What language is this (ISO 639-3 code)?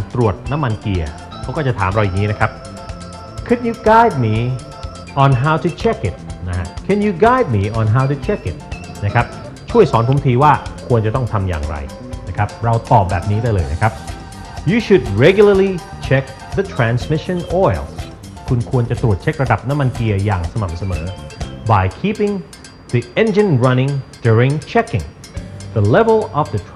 tha